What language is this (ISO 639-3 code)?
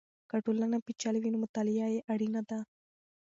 pus